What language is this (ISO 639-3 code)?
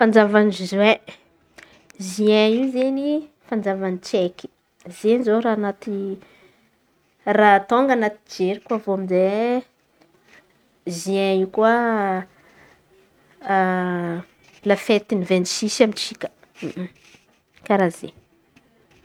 xmv